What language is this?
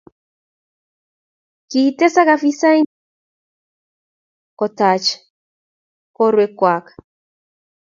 Kalenjin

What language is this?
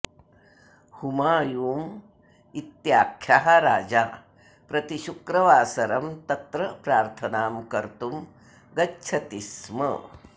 Sanskrit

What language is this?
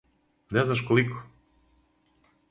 Serbian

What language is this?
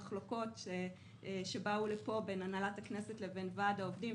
Hebrew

